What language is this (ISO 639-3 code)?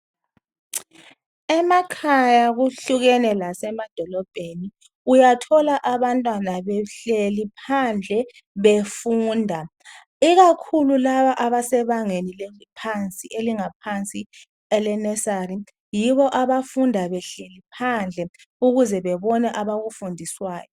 nde